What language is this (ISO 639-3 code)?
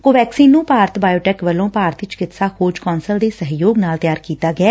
pan